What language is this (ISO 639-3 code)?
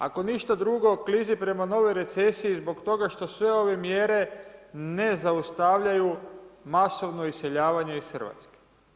hrv